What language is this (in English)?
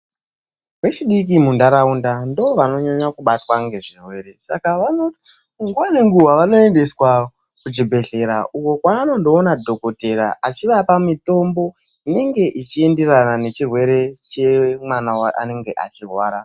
Ndau